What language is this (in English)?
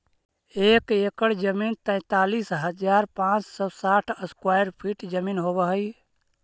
Magahi